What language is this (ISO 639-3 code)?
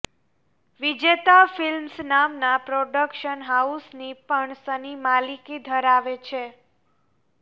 guj